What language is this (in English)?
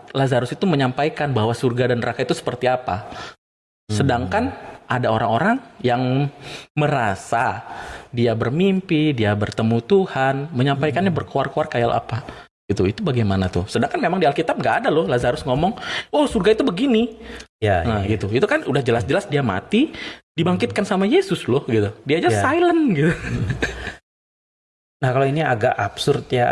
Indonesian